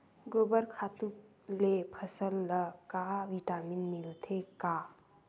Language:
Chhattisgarhi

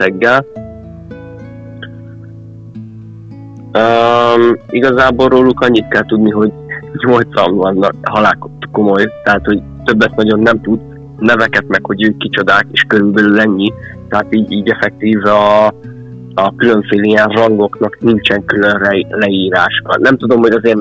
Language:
Hungarian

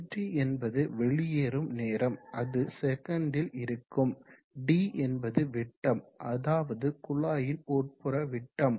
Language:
Tamil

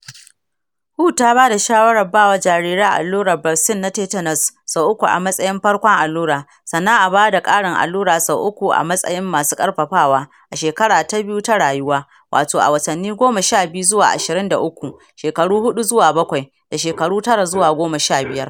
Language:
Hausa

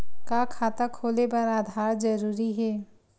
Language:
Chhattisgarhi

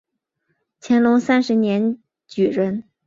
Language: Chinese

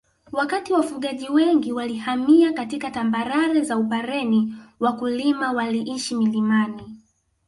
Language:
Swahili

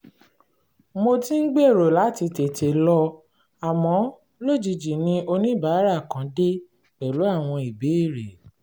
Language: Yoruba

